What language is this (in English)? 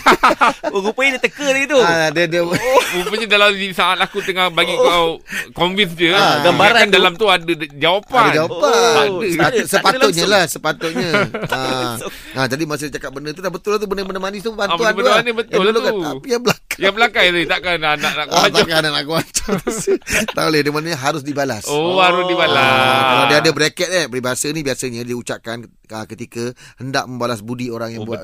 Malay